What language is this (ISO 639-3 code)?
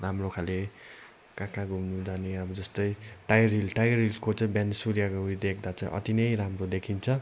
nep